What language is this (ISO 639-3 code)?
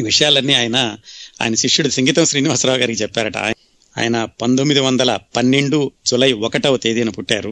tel